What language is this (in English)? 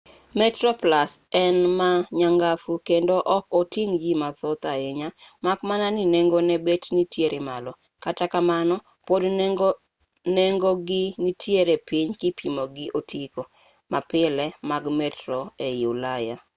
Luo (Kenya and Tanzania)